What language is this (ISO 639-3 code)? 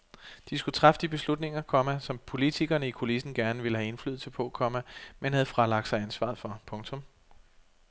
dan